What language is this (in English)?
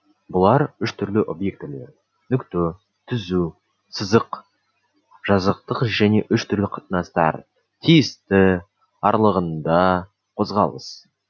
Kazakh